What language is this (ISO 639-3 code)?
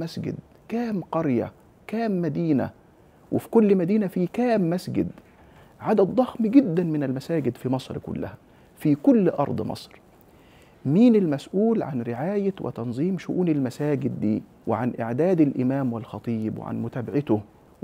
ara